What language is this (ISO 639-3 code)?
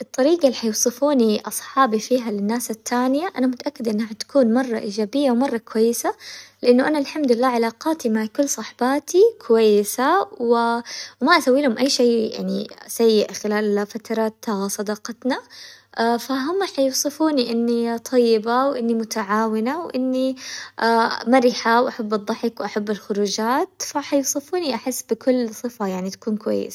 acw